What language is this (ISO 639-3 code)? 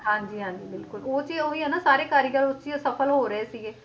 pan